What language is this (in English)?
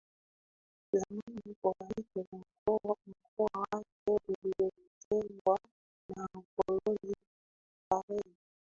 Swahili